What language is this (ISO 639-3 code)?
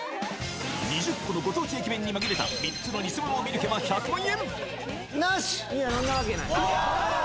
jpn